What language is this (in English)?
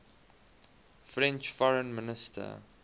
English